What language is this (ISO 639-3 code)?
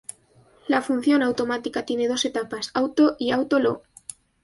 spa